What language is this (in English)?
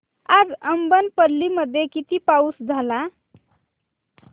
Marathi